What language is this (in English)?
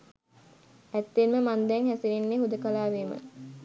Sinhala